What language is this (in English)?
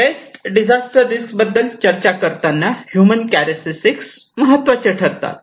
Marathi